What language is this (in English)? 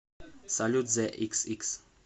Russian